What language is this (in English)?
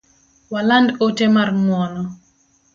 Luo (Kenya and Tanzania)